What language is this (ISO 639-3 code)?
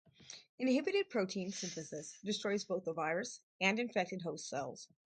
eng